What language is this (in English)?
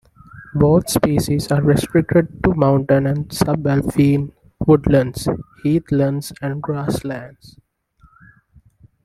English